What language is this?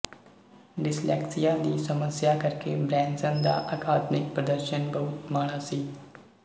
Punjabi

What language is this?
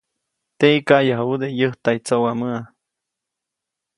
Copainalá Zoque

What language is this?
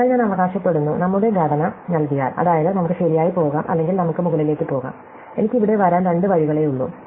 Malayalam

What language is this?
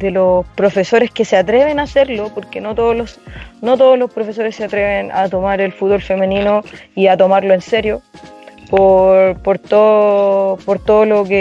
Spanish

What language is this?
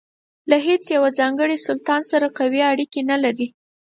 Pashto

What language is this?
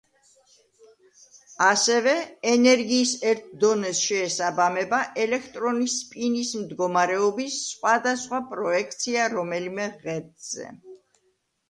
Georgian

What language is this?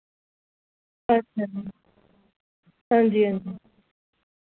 Dogri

